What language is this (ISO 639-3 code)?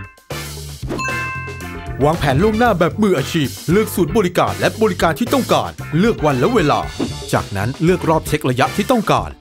tha